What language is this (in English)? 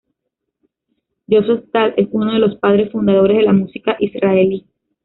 Spanish